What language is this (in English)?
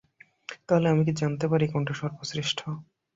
Bangla